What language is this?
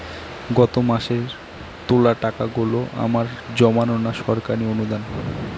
Bangla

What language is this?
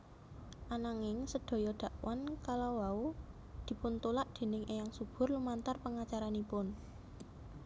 Javanese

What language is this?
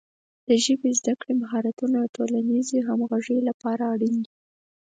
Pashto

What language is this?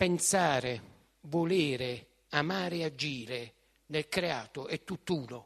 Italian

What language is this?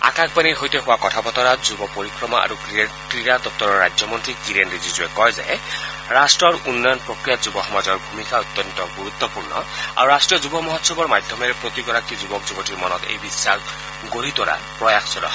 Assamese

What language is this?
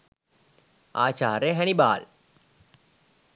Sinhala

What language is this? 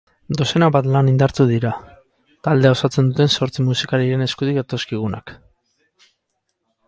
Basque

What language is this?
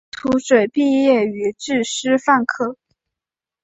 Chinese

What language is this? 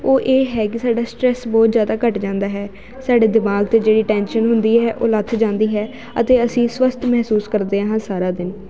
Punjabi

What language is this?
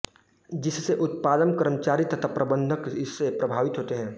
Hindi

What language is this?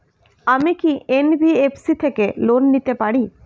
Bangla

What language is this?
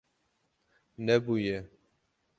Kurdish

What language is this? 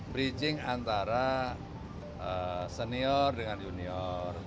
Indonesian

